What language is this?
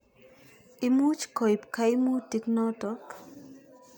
Kalenjin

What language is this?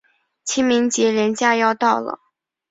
Chinese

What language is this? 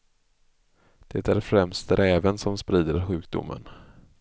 Swedish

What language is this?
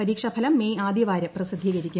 Malayalam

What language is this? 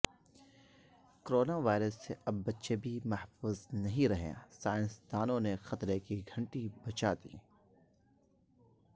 Urdu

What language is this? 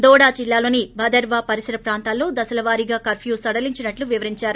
Telugu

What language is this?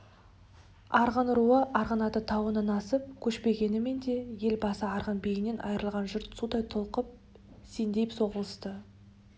Kazakh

